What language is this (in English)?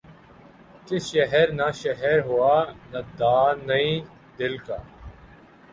Urdu